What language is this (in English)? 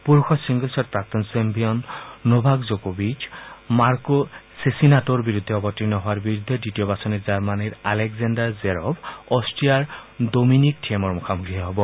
Assamese